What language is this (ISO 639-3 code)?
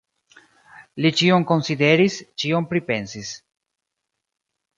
epo